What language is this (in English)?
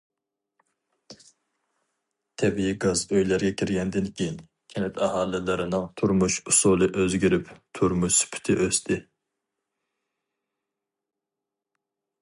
Uyghur